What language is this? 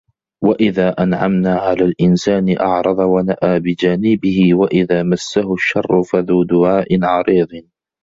Arabic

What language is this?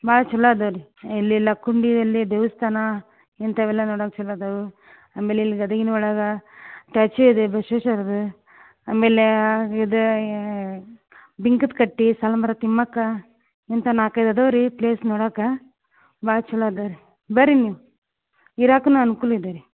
Kannada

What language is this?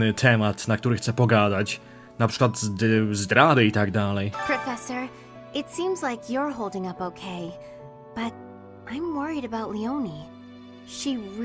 Polish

